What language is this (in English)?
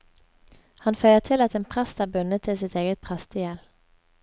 Norwegian